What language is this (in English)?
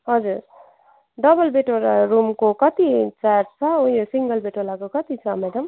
Nepali